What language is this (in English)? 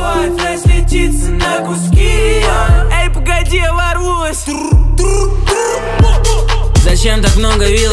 Russian